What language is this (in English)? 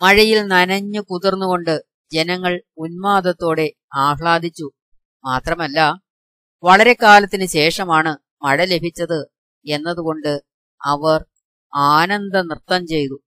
Malayalam